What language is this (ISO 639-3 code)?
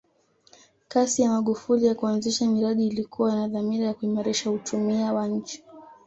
swa